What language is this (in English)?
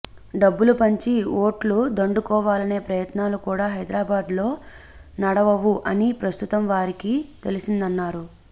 Telugu